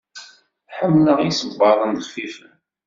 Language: Kabyle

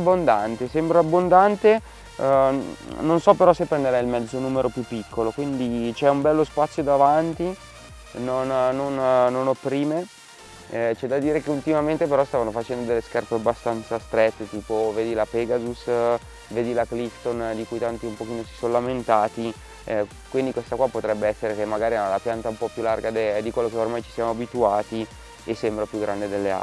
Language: Italian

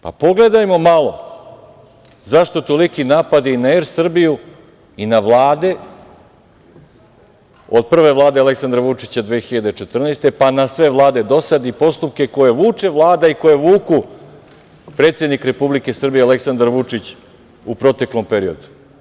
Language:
Serbian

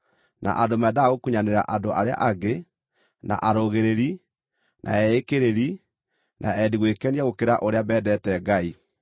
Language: Kikuyu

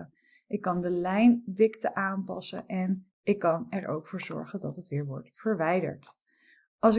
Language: Dutch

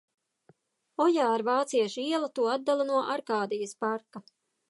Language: Latvian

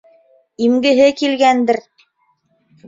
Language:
Bashkir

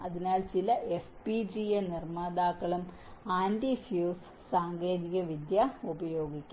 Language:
Malayalam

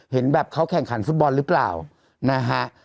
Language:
Thai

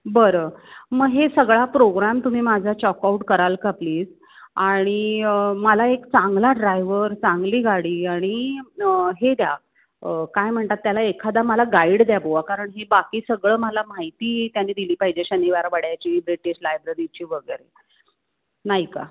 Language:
Marathi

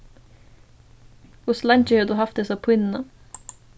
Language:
Faroese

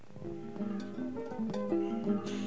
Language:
Fula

